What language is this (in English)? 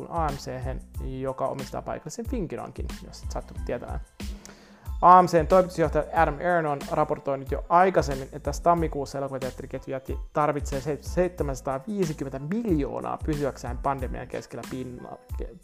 Finnish